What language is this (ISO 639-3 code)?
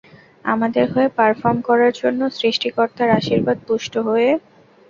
ben